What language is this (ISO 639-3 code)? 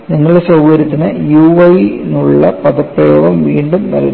mal